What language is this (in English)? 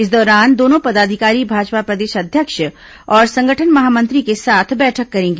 Hindi